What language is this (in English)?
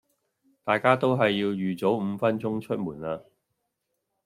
Cantonese